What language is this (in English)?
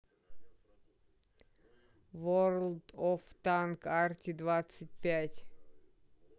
Russian